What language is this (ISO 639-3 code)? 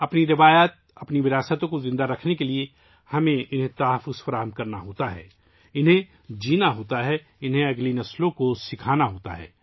urd